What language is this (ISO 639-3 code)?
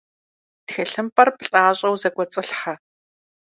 kbd